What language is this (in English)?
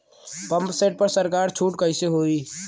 Bhojpuri